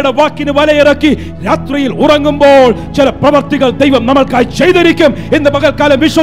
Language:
Malayalam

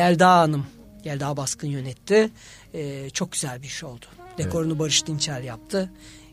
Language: Turkish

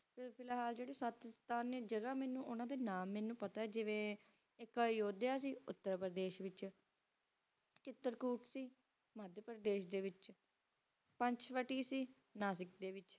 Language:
Punjabi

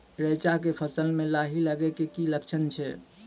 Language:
Maithili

